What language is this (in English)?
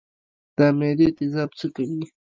Pashto